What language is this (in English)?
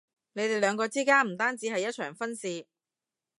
Cantonese